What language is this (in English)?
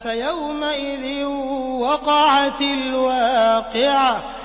Arabic